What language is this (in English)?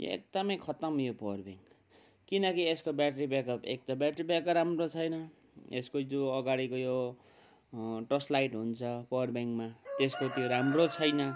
Nepali